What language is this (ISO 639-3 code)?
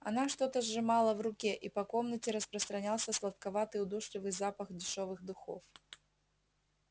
rus